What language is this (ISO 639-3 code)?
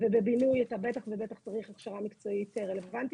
heb